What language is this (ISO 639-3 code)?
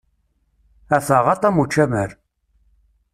kab